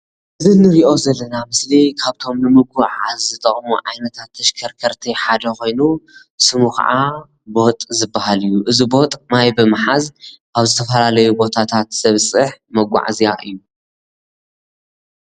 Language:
Tigrinya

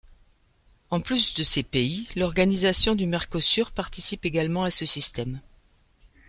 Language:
French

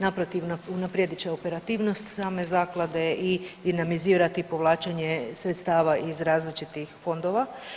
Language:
Croatian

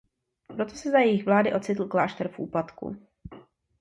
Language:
Czech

